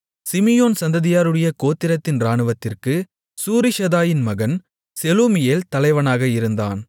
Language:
Tamil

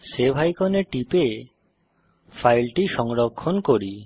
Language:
Bangla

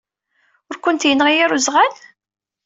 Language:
Kabyle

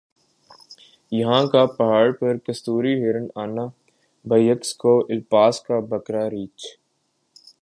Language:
Urdu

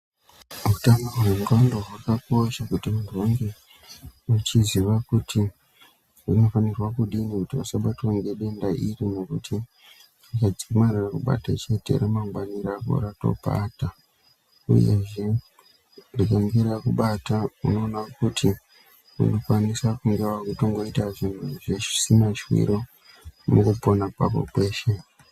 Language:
Ndau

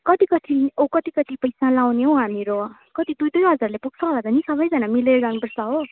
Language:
Nepali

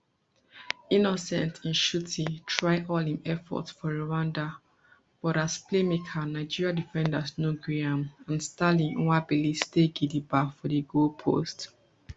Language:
Nigerian Pidgin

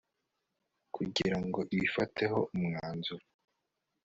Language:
Kinyarwanda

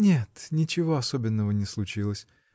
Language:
Russian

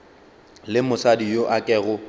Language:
Northern Sotho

